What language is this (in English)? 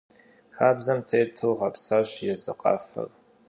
Kabardian